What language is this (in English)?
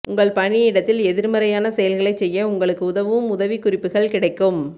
Tamil